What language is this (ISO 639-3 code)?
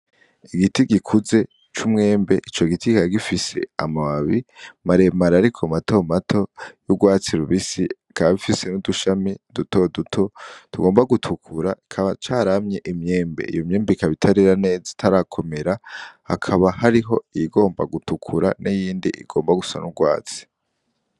run